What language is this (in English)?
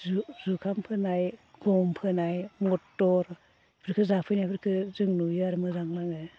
Bodo